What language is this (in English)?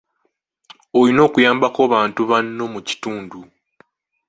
Ganda